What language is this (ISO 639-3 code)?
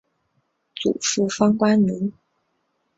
zho